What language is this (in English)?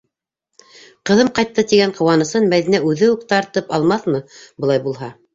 Bashkir